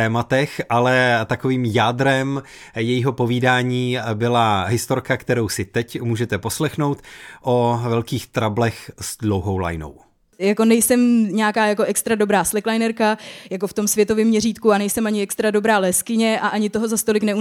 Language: Czech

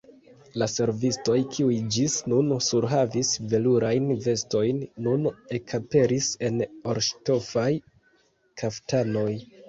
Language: Esperanto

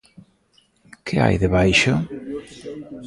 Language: Galician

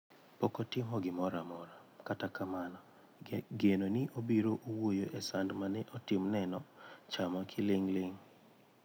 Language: Luo (Kenya and Tanzania)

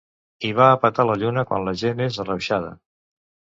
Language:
Catalan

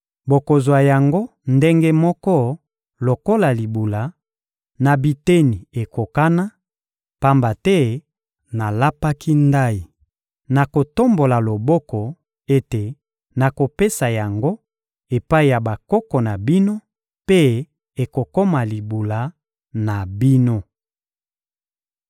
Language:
Lingala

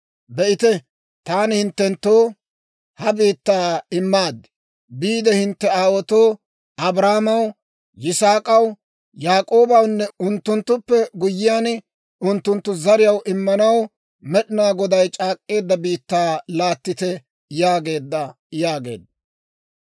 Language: Dawro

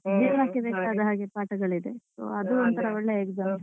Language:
Kannada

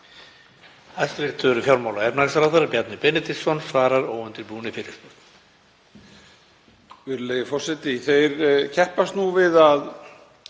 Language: Icelandic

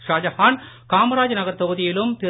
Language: Tamil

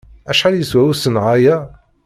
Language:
Kabyle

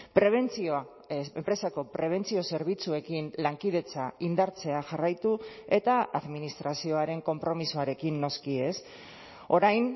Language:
Basque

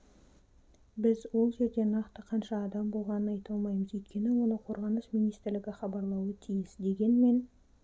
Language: Kazakh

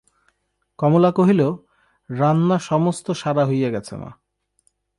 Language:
Bangla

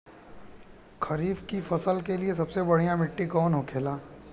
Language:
Bhojpuri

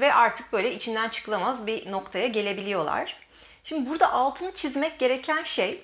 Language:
Turkish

